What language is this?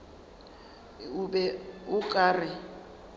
Northern Sotho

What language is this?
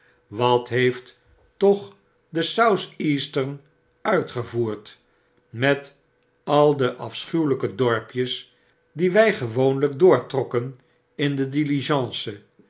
Dutch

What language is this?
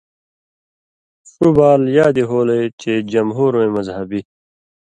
Indus Kohistani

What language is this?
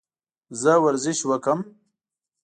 Pashto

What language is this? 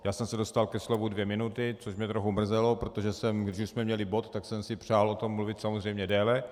Czech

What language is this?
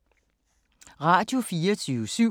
Danish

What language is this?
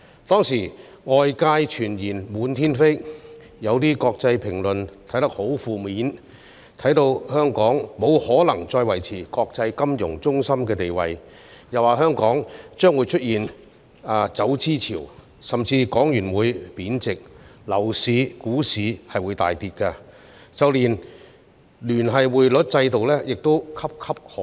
Cantonese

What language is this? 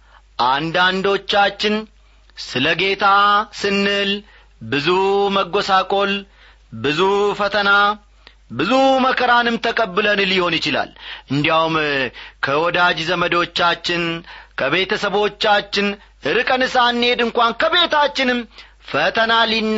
Amharic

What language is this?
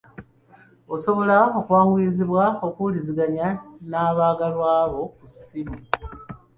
Ganda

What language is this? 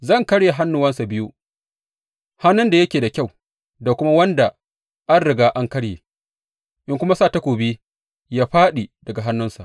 Hausa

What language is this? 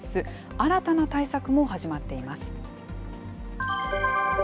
Japanese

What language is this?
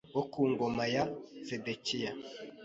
Kinyarwanda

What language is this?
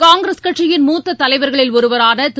Tamil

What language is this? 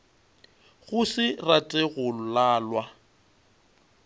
Northern Sotho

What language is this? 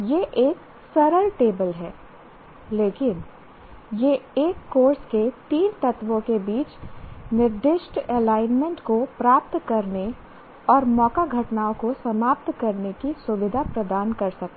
Hindi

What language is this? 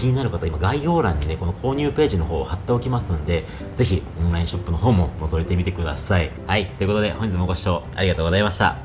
Japanese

